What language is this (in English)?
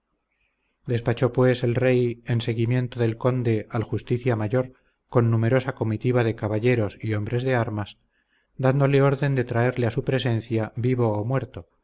Spanish